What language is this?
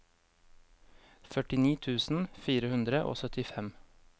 Norwegian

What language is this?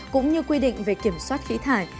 Vietnamese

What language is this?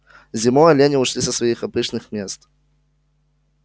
Russian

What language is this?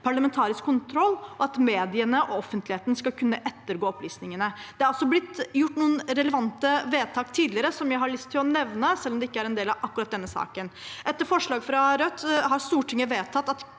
Norwegian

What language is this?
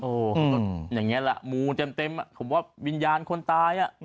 Thai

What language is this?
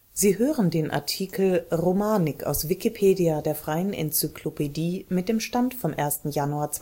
German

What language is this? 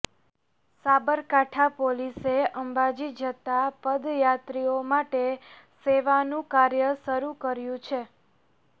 Gujarati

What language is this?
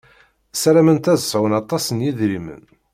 Kabyle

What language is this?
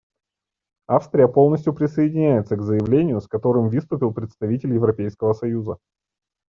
Russian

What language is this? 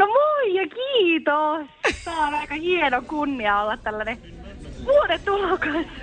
Finnish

